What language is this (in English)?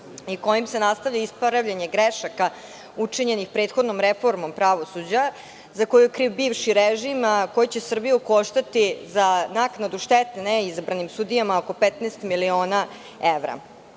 Serbian